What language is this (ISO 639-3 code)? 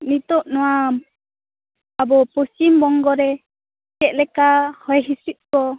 sat